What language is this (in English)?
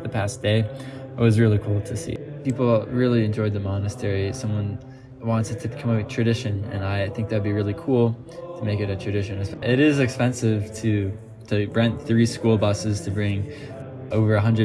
English